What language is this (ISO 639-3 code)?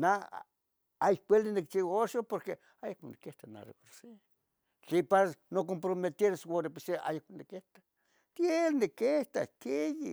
nhg